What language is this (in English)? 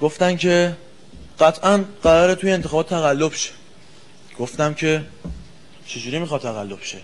Persian